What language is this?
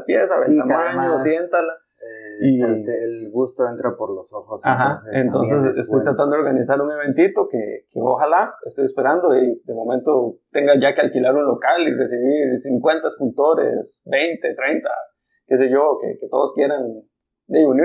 Spanish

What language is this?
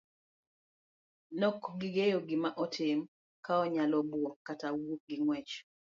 Luo (Kenya and Tanzania)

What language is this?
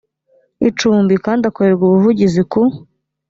Kinyarwanda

